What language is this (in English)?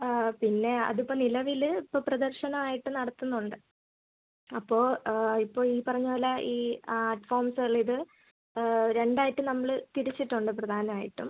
Malayalam